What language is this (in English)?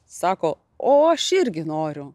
Lithuanian